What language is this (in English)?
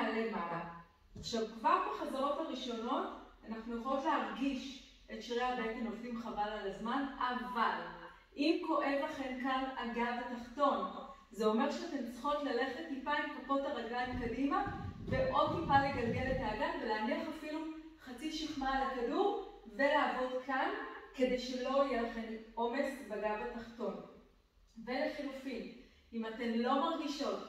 Hebrew